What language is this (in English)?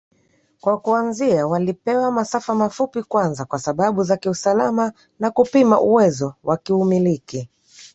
Swahili